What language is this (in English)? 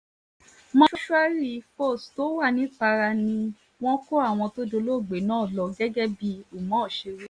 Yoruba